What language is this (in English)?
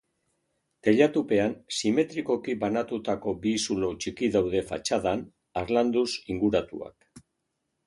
Basque